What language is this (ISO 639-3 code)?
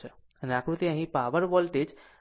guj